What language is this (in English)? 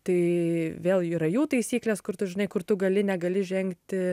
Lithuanian